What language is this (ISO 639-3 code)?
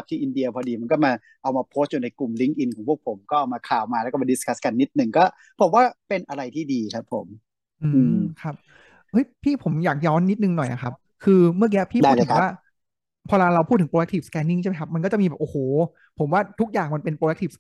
tha